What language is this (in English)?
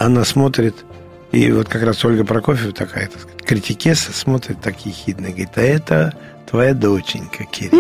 Russian